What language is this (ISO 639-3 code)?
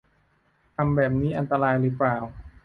tha